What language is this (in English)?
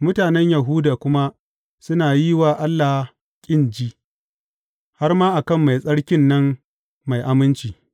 Hausa